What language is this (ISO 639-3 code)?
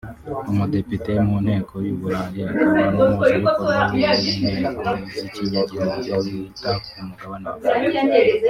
kin